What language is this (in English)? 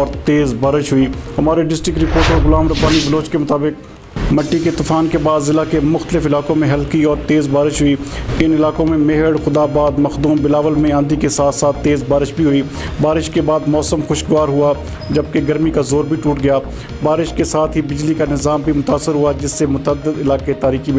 Romanian